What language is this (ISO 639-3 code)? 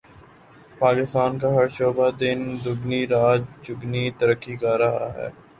urd